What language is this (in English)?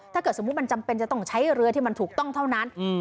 Thai